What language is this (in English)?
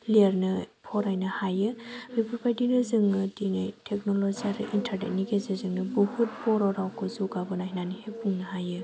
Bodo